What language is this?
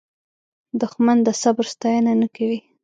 Pashto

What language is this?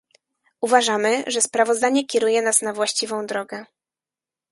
Polish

